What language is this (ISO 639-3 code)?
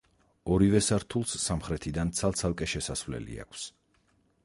kat